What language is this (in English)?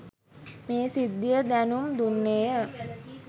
Sinhala